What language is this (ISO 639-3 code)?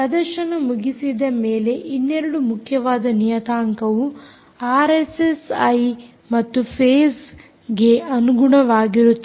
kan